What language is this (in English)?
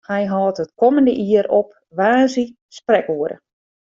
Western Frisian